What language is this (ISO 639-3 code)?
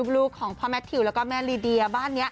tha